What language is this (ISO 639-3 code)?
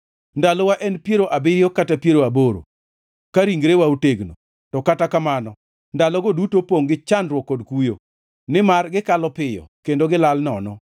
luo